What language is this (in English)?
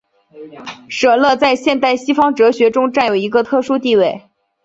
Chinese